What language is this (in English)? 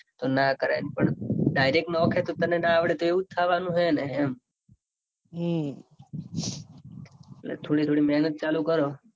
Gujarati